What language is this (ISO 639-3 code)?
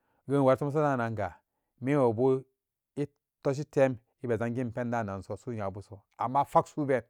ccg